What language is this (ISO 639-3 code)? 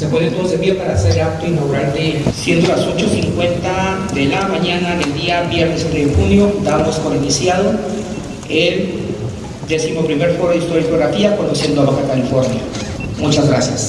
spa